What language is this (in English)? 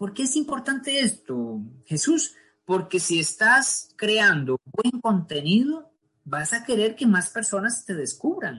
Spanish